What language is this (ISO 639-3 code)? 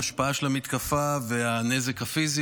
heb